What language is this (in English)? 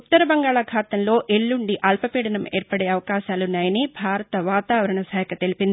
Telugu